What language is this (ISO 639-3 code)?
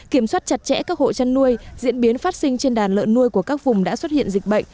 vie